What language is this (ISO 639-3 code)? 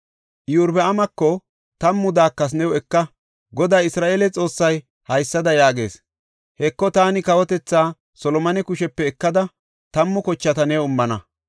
gof